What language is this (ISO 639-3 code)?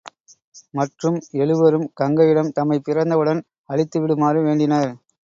tam